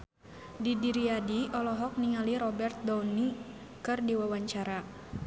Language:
Sundanese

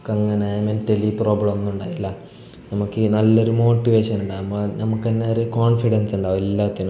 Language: Malayalam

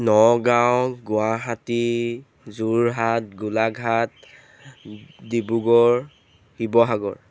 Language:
Assamese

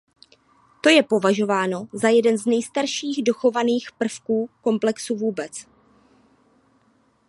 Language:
Czech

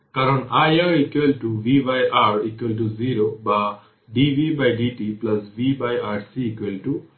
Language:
Bangla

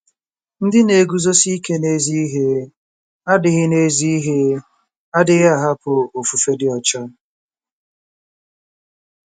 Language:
Igbo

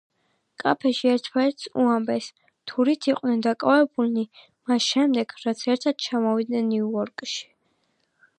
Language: Georgian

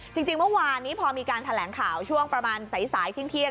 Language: Thai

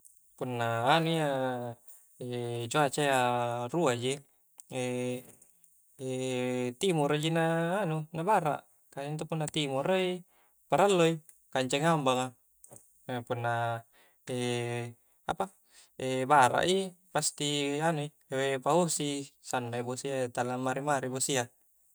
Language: Coastal Konjo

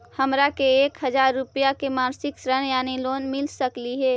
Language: Magahi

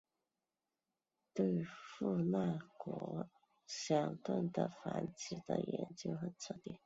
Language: Chinese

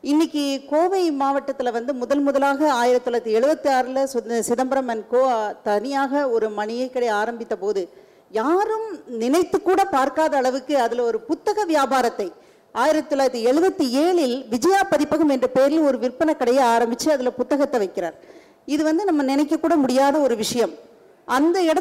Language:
Tamil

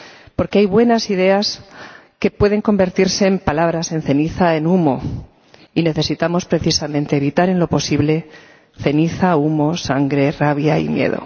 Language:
Spanish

